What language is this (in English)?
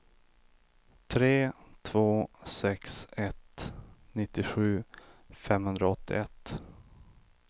Swedish